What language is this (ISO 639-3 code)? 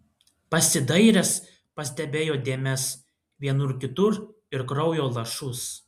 lit